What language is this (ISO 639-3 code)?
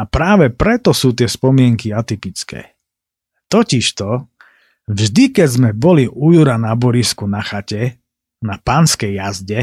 slk